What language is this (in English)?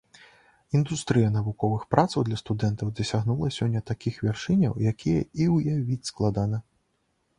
Belarusian